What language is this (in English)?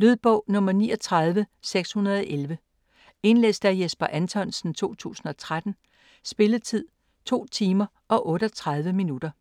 Danish